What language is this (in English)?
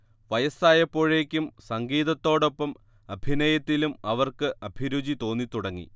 Malayalam